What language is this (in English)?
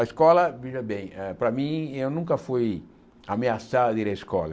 Portuguese